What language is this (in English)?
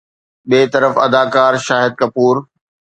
Sindhi